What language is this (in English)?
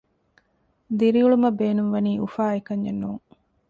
Divehi